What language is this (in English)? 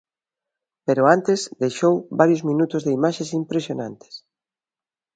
Galician